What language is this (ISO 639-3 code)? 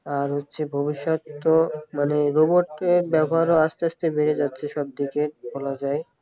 ben